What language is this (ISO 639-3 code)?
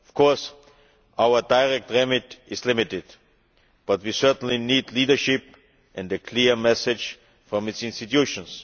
eng